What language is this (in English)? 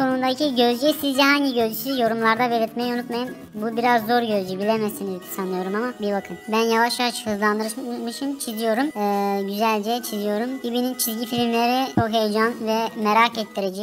Turkish